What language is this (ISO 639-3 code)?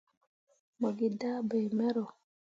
mua